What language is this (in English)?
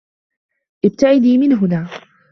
Arabic